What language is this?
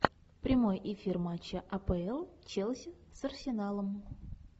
Russian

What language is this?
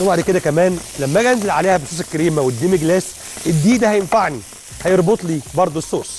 Arabic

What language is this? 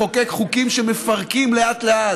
Hebrew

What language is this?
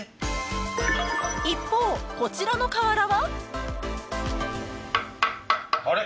Japanese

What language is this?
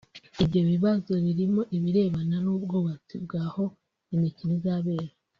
Kinyarwanda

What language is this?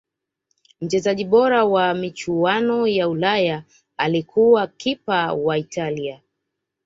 Swahili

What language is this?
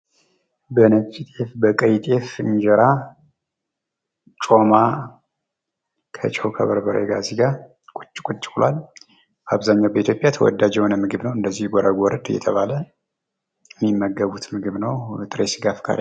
Amharic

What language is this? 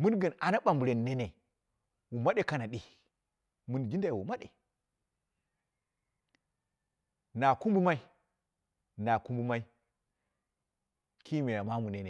Dera (Nigeria)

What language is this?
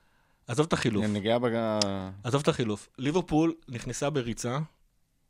Hebrew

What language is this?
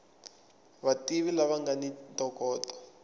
Tsonga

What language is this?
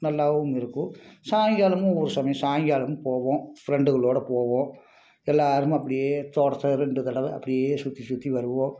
Tamil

